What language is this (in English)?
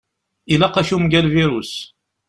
Kabyle